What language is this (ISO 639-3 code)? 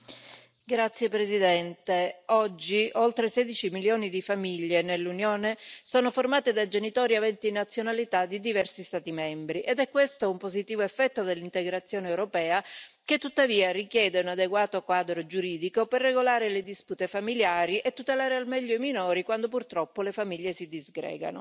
ita